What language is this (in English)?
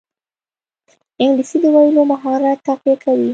Pashto